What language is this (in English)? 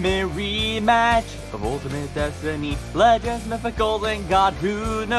English